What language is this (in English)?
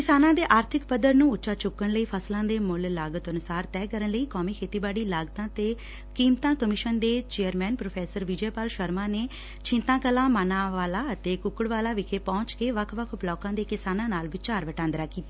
Punjabi